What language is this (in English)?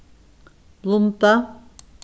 Faroese